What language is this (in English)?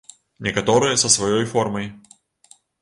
Belarusian